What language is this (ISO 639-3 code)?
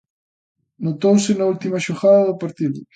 glg